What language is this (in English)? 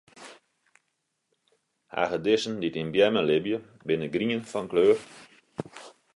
Western Frisian